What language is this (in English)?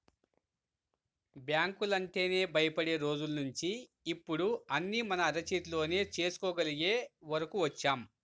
Telugu